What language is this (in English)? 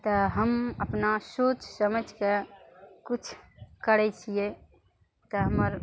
Maithili